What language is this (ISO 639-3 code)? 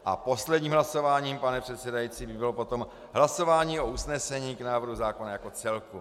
ces